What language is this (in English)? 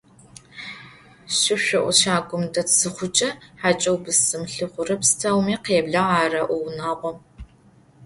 Adyghe